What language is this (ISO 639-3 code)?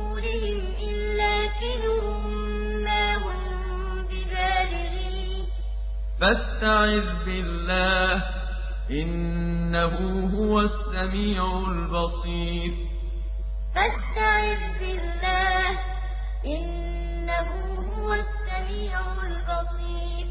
ara